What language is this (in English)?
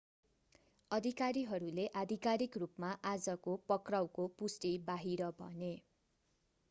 Nepali